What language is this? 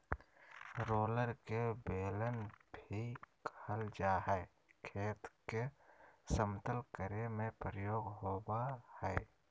Magahi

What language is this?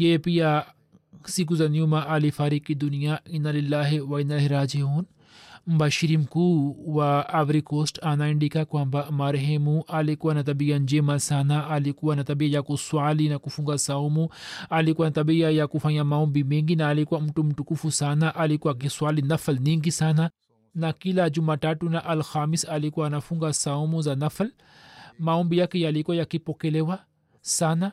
Swahili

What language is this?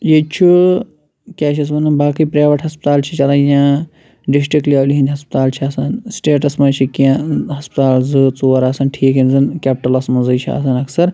Kashmiri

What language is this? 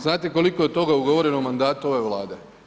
Croatian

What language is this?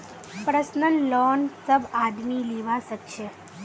Magahi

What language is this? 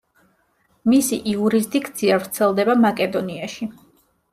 Georgian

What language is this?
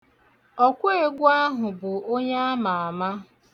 Igbo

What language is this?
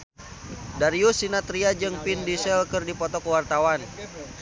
Sundanese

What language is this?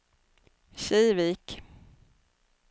Swedish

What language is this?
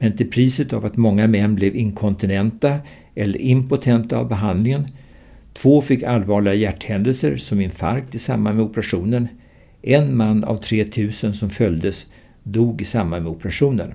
Swedish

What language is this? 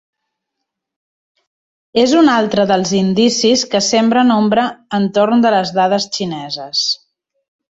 Catalan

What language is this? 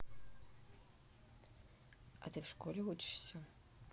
Russian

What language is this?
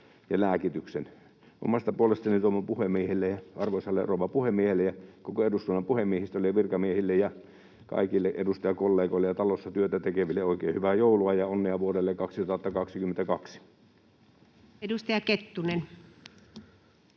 Finnish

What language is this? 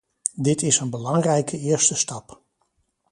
Dutch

